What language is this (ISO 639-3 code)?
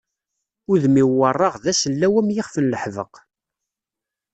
kab